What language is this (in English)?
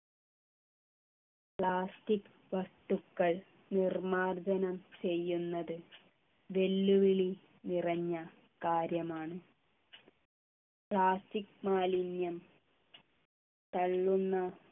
Malayalam